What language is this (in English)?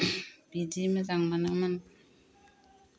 Bodo